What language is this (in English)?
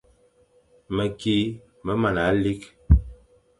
Fang